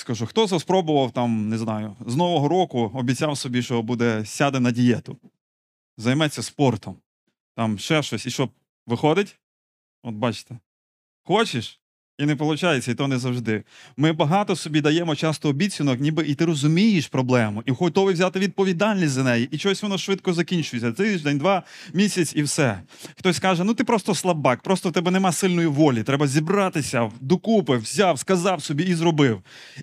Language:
Ukrainian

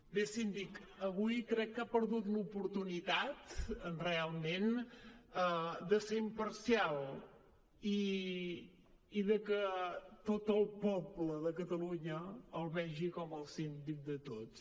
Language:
Catalan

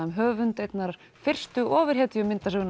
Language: Icelandic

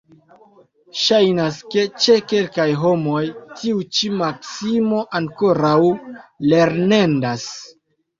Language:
Esperanto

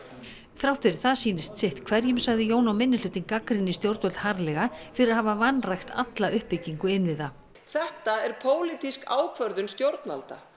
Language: Icelandic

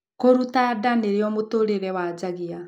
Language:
Kikuyu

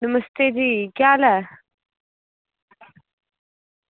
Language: Dogri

